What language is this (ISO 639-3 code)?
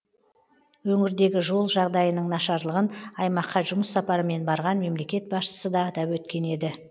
kaz